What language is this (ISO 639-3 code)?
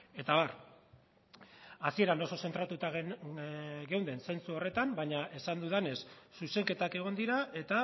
eus